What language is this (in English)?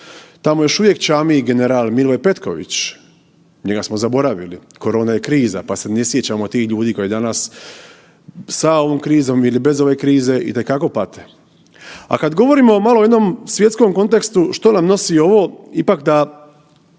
Croatian